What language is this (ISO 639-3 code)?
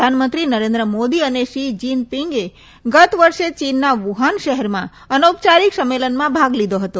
guj